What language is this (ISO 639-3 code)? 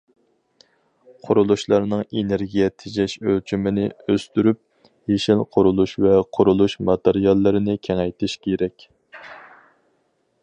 uig